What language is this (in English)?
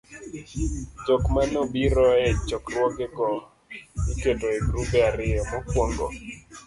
Luo (Kenya and Tanzania)